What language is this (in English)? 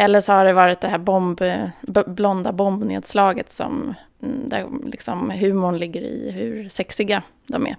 Swedish